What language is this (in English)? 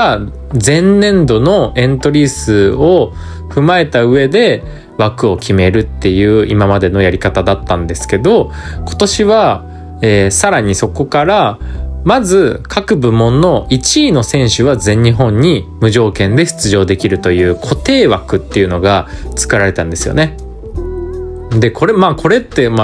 Japanese